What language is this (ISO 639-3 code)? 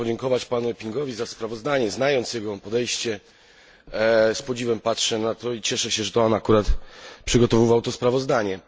pol